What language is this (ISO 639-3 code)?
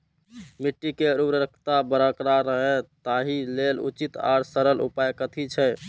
mai